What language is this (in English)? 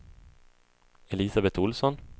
Swedish